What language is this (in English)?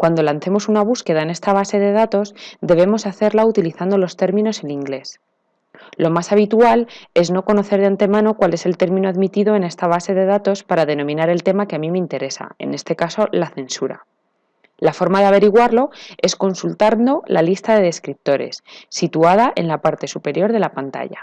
Spanish